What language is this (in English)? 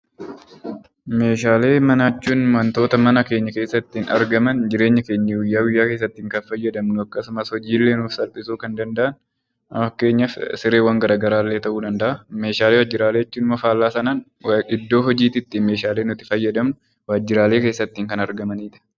Oromo